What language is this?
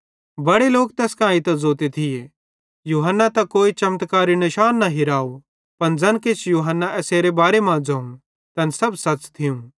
Bhadrawahi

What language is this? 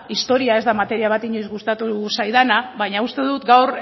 Basque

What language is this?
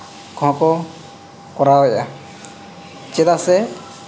Santali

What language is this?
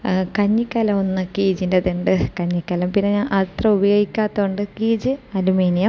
Malayalam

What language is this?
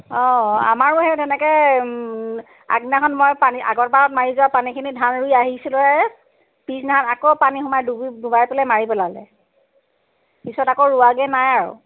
Assamese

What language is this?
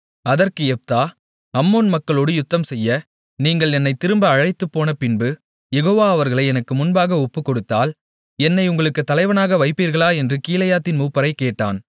Tamil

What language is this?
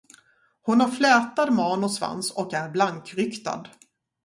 Swedish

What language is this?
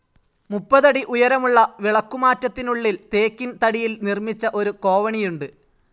Malayalam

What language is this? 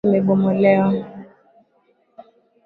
Swahili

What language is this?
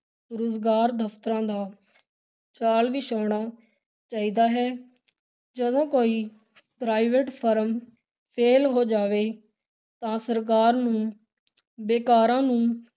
Punjabi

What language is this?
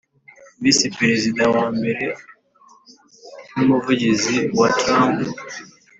Kinyarwanda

